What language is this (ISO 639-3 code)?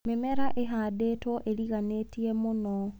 kik